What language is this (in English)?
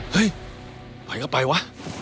Thai